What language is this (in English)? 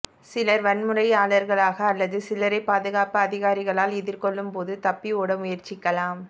Tamil